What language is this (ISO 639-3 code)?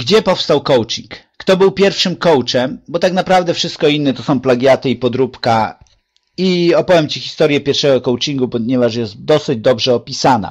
pol